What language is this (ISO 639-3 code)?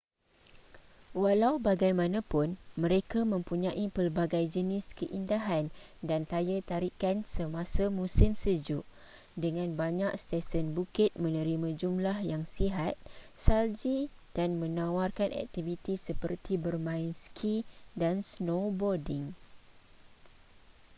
msa